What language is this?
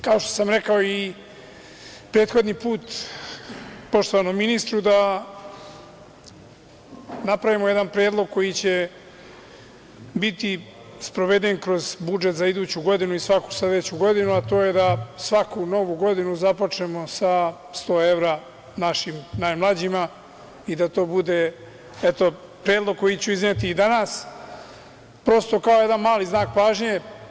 Serbian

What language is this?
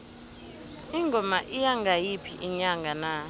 South Ndebele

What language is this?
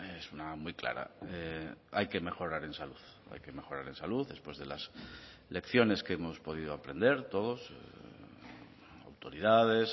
Spanish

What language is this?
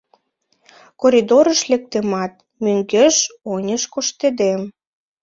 Mari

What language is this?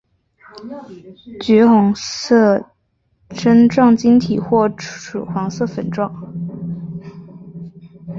Chinese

